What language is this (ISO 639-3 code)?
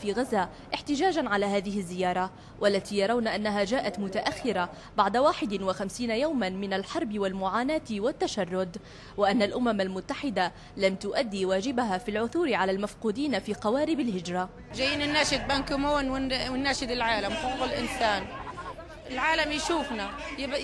ara